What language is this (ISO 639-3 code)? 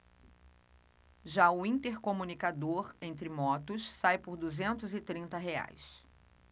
por